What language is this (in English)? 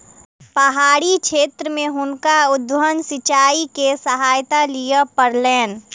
Maithili